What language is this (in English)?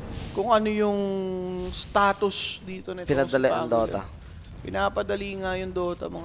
Filipino